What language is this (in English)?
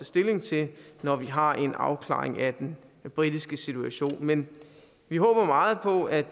Danish